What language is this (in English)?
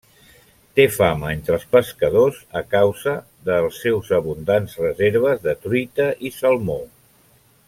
Catalan